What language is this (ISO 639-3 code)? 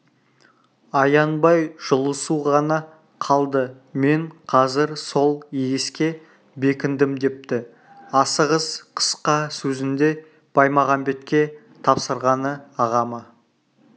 kaz